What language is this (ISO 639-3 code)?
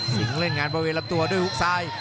tha